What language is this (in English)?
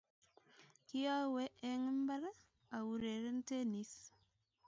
Kalenjin